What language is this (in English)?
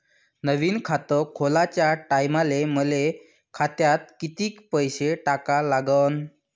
Marathi